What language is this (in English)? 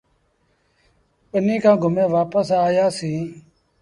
Sindhi Bhil